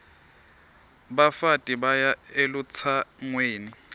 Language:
Swati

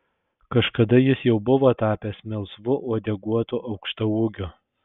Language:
Lithuanian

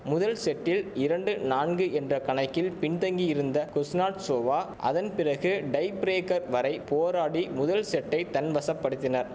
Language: Tamil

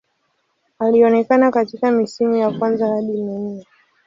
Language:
Swahili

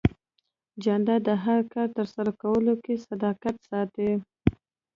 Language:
Pashto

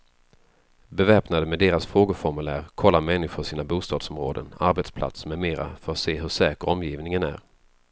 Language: Swedish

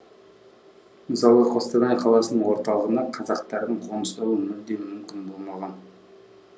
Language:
Kazakh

